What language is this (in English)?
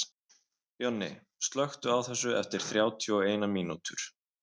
Icelandic